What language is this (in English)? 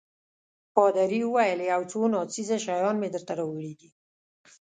Pashto